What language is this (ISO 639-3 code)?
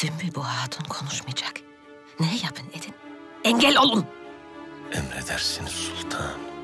tur